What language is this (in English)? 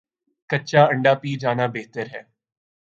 Urdu